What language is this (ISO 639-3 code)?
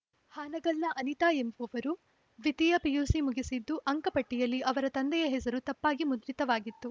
kan